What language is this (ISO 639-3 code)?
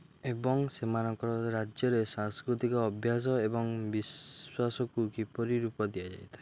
ori